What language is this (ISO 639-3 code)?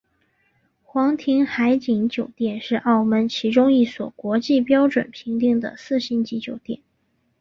zho